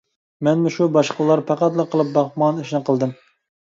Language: Uyghur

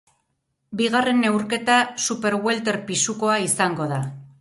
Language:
Basque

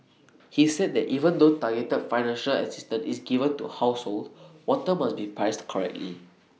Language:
English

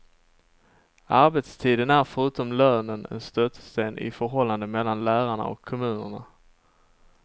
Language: Swedish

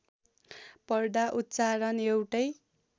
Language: Nepali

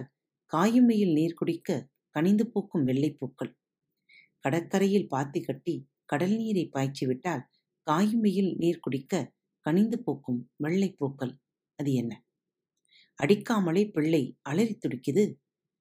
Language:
Tamil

